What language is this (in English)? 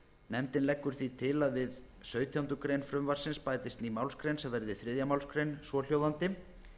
Icelandic